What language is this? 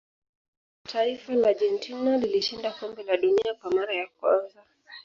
Swahili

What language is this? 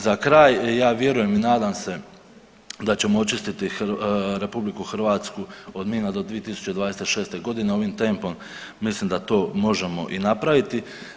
Croatian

